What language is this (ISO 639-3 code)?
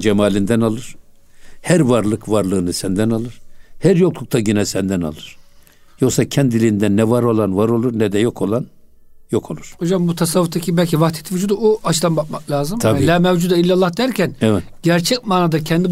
tur